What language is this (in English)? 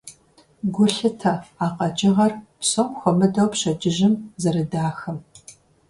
Kabardian